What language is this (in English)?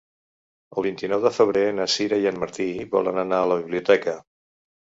Catalan